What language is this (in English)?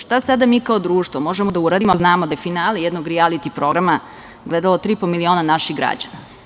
Serbian